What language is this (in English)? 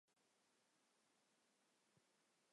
Chinese